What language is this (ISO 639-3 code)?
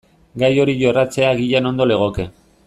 eus